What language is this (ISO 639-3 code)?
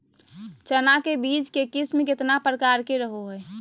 mag